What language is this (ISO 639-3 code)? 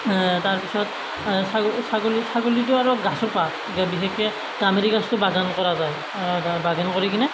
asm